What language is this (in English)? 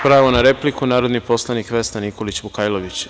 Serbian